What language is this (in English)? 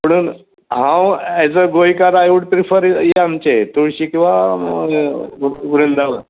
Konkani